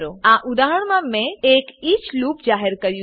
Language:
Gujarati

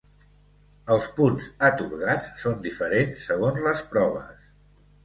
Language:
Catalan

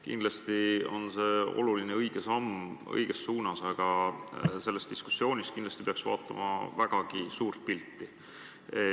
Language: Estonian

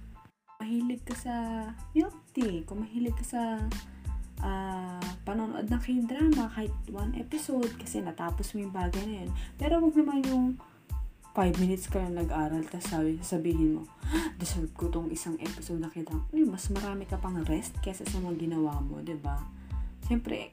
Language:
Filipino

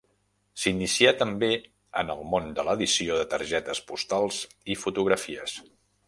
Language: Catalan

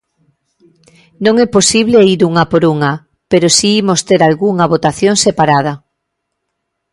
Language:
Galician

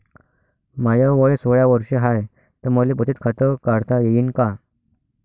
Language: Marathi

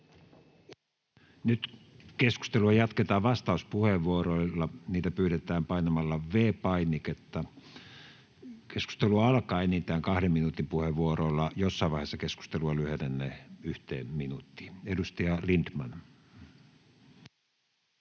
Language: Finnish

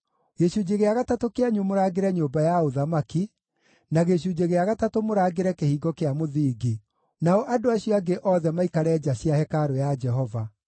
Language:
Kikuyu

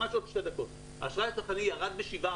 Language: Hebrew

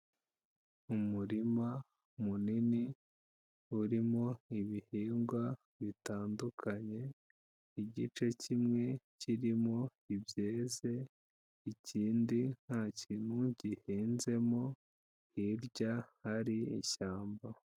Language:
Kinyarwanda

